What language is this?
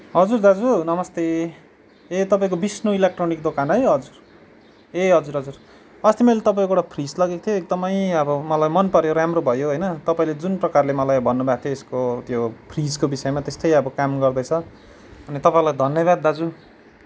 Nepali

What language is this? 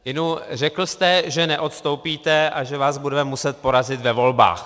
Czech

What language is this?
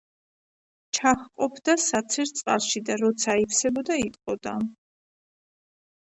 Georgian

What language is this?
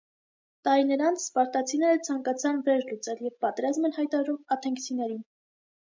Armenian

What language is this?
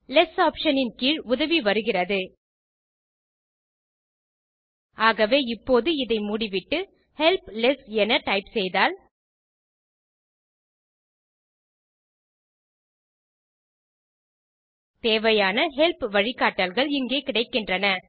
Tamil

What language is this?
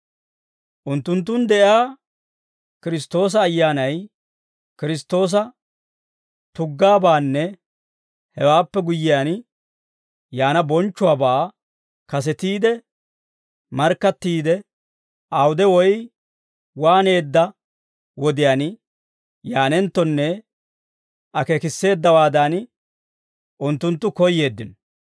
Dawro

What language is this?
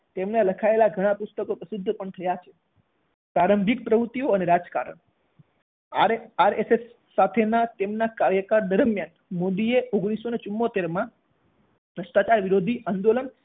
Gujarati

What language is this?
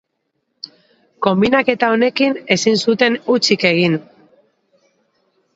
Basque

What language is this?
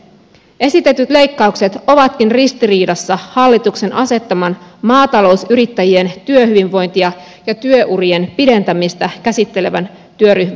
Finnish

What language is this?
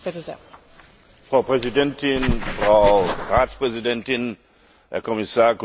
German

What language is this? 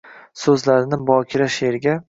Uzbek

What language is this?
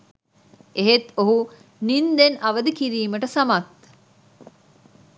Sinhala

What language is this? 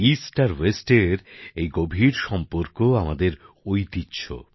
Bangla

